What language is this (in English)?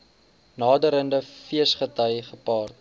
Afrikaans